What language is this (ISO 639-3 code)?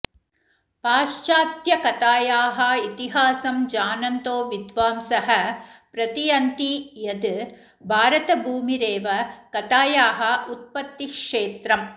san